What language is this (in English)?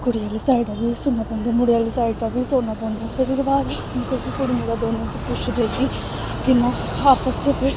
Dogri